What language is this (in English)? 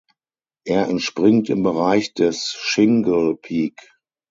German